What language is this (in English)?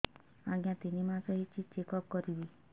Odia